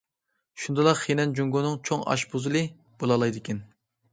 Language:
Uyghur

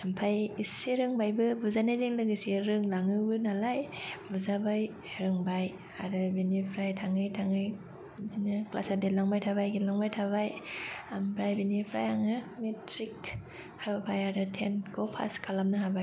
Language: Bodo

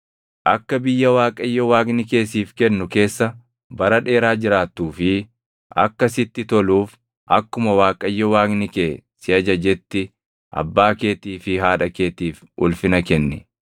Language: Oromo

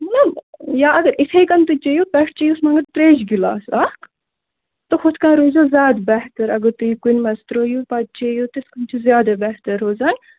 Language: Kashmiri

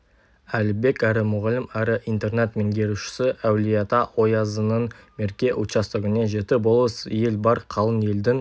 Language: Kazakh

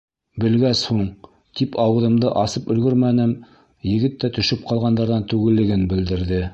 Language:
Bashkir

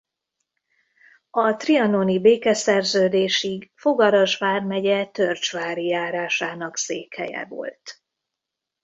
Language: Hungarian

